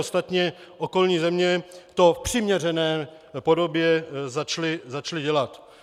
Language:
Czech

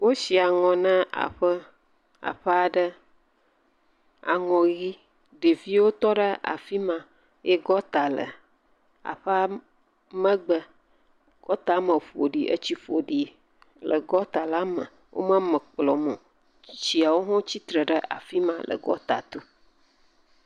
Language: Ewe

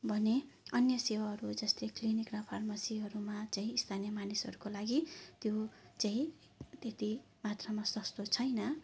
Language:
Nepali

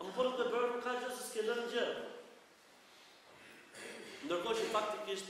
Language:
Romanian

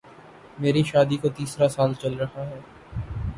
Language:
Urdu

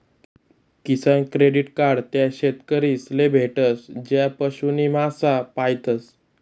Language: Marathi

